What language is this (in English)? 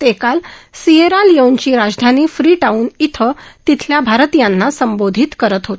Marathi